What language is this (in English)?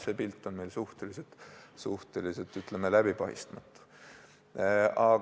Estonian